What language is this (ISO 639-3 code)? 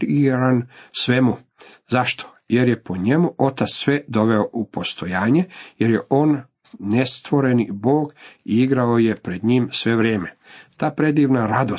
hrv